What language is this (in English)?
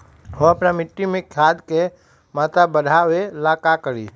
Magahi